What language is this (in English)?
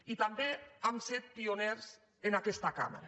Catalan